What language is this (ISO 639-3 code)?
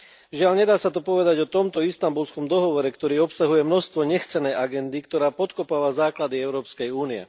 slk